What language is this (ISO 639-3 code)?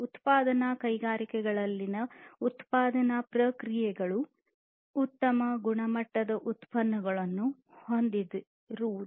kan